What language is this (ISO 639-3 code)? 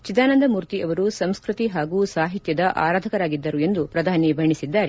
kan